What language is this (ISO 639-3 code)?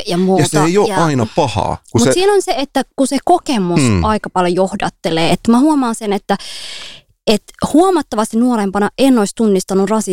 fin